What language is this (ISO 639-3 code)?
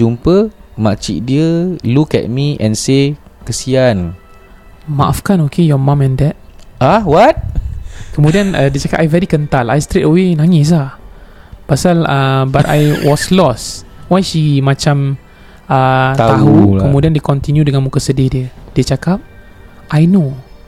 msa